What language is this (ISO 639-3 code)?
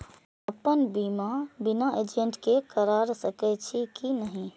mai